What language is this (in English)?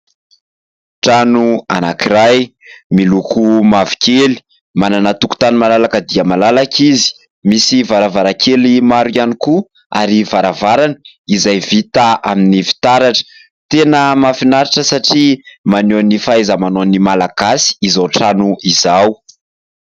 Malagasy